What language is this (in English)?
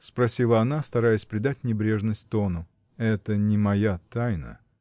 Russian